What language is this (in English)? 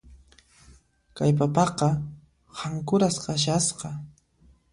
Puno Quechua